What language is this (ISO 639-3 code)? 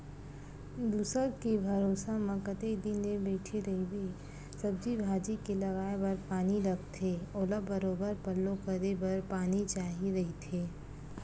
hne